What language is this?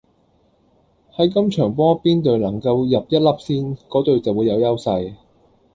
Cantonese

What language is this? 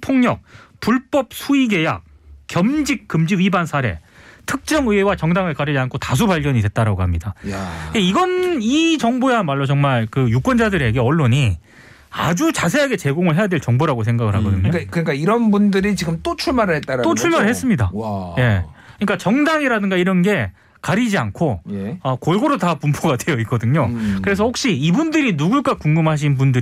Korean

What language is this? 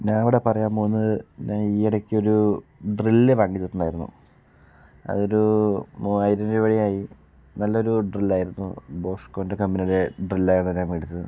Malayalam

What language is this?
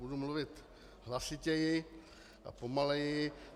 Czech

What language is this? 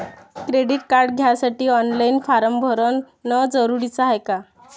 Marathi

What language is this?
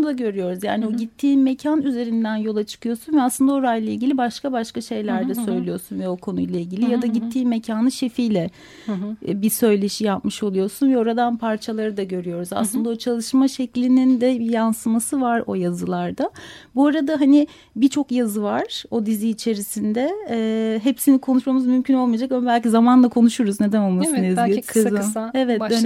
Turkish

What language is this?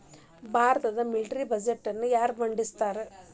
Kannada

